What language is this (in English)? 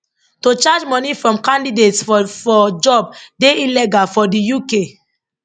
Nigerian Pidgin